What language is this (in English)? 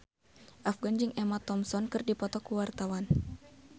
Sundanese